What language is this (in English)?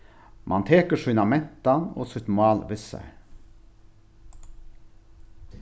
Faroese